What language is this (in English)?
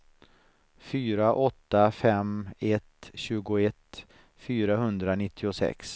Swedish